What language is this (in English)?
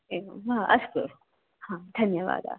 Sanskrit